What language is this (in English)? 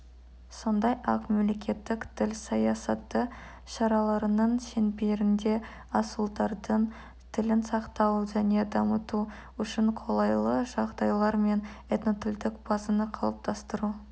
Kazakh